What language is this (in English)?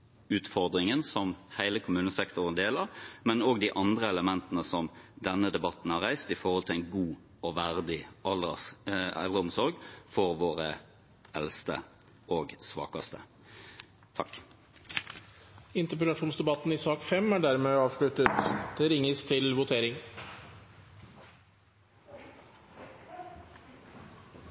Norwegian Bokmål